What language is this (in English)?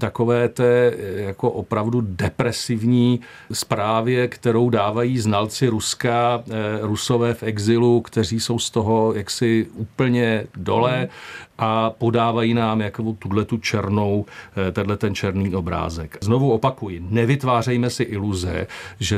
Czech